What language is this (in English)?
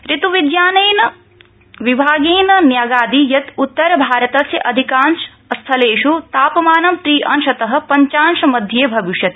Sanskrit